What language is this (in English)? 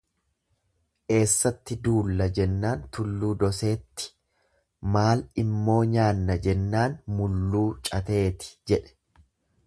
Oromo